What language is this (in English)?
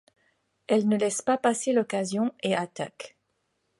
French